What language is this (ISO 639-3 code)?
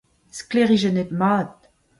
bre